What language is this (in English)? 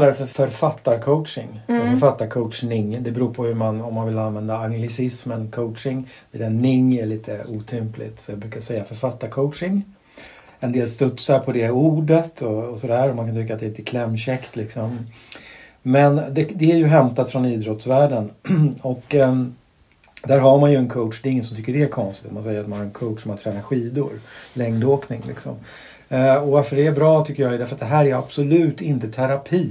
Swedish